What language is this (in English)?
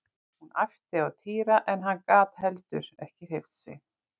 Icelandic